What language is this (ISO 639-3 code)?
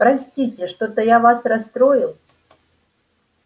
rus